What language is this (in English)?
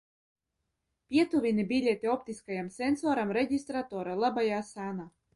Latvian